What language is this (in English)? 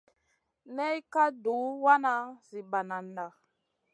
Masana